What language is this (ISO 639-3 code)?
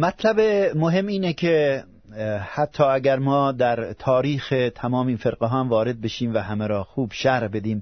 fas